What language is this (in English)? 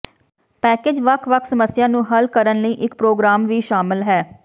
Punjabi